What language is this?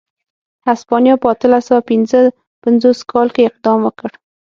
Pashto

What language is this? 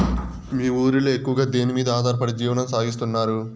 Telugu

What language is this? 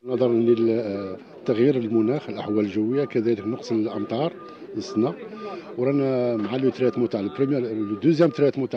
Arabic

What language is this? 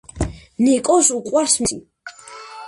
Georgian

